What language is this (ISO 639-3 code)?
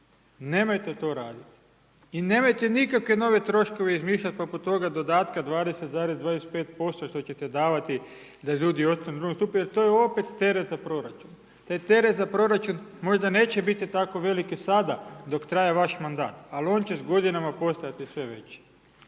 hrv